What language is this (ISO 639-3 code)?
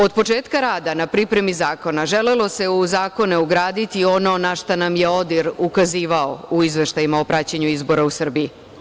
srp